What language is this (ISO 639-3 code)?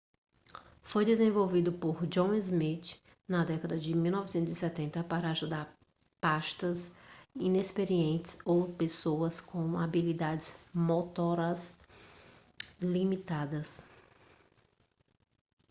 por